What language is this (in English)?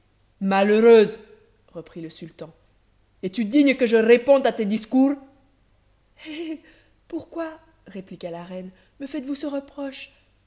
French